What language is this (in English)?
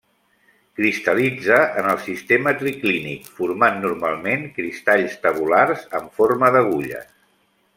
Catalan